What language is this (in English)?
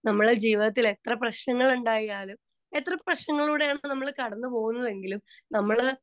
Malayalam